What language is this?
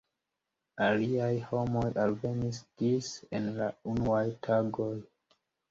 Esperanto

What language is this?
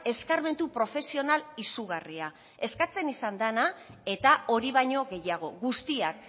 Basque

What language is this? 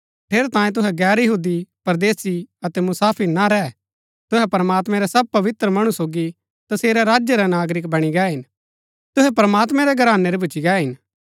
Gaddi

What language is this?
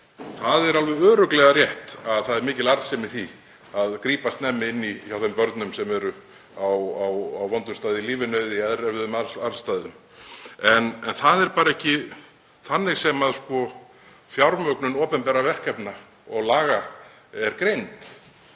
Icelandic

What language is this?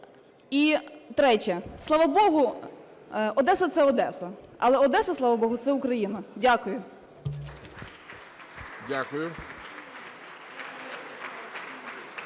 Ukrainian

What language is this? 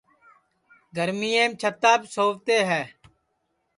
Sansi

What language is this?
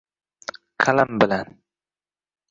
Uzbek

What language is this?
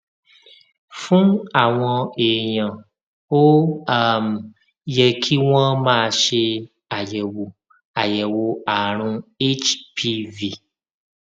Yoruba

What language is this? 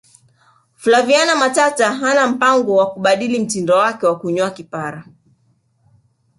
Swahili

